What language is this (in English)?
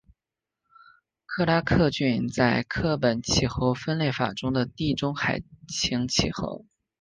Chinese